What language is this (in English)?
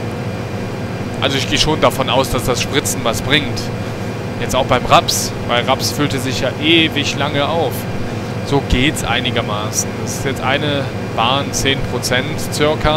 German